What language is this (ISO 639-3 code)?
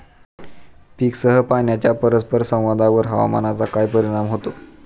mar